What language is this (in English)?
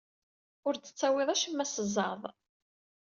Kabyle